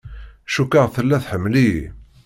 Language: Kabyle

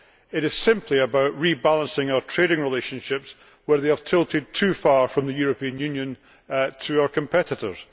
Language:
English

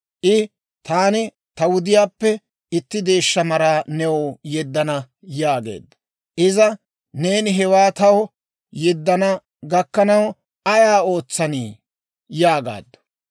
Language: Dawro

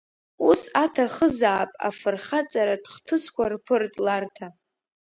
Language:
Abkhazian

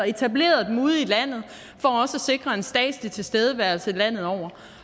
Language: Danish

